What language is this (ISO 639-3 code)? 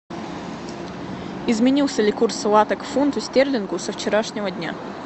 rus